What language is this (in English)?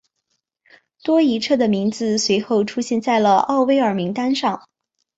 Chinese